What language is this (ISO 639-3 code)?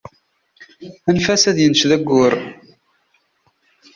kab